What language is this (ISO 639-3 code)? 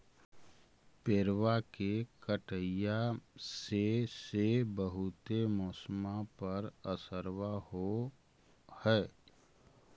mag